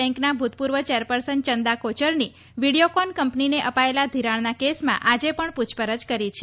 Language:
Gujarati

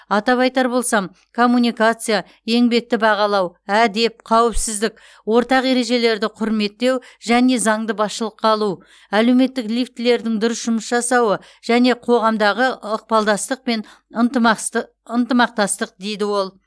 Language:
Kazakh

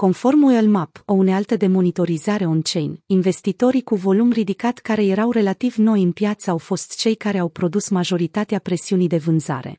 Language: Romanian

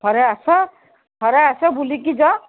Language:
Odia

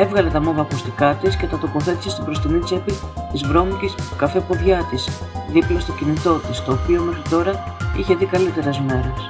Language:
Greek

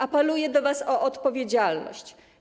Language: Polish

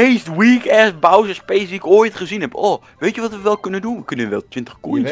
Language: Dutch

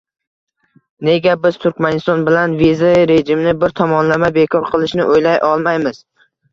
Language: Uzbek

